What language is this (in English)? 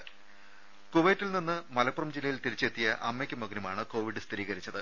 Malayalam